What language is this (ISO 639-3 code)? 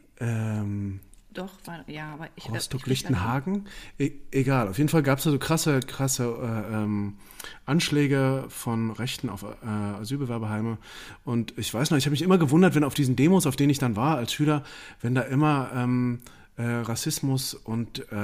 deu